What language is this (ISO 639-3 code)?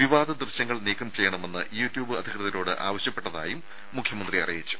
mal